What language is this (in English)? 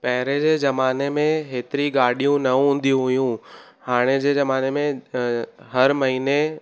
Sindhi